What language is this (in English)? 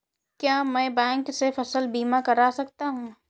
Hindi